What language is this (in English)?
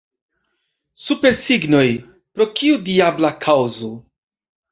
Esperanto